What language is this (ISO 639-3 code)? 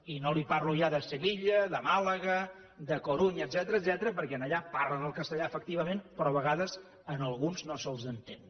cat